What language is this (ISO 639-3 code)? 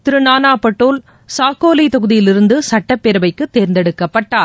tam